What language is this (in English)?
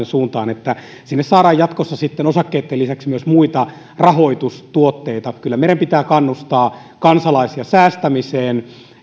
Finnish